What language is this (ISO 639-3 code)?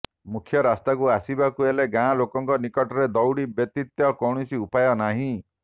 ori